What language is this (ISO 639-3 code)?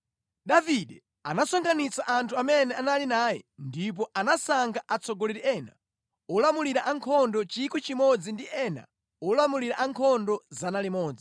nya